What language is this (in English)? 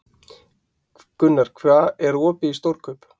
Icelandic